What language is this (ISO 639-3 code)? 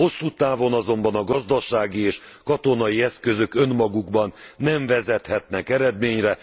hun